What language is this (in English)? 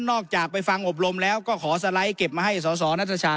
Thai